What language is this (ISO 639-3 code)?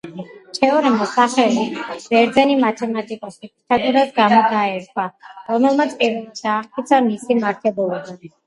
kat